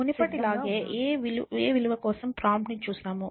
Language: Telugu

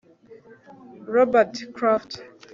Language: Kinyarwanda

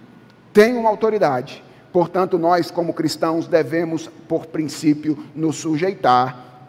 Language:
Portuguese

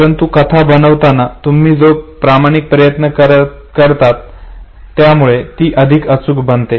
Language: Marathi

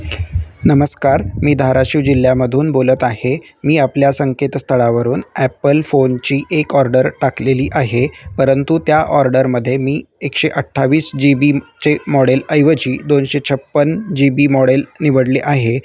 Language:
Marathi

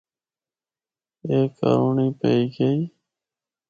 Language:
Northern Hindko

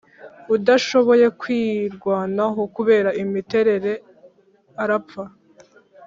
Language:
Kinyarwanda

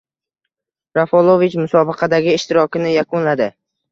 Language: Uzbek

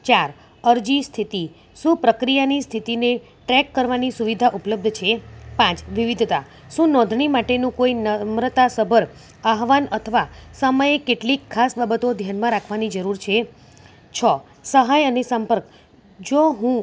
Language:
Gujarati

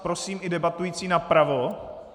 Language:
Czech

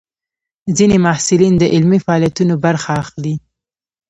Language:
Pashto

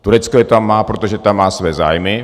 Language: Czech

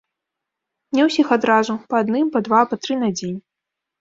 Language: Belarusian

